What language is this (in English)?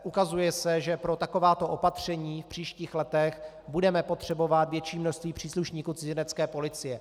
Czech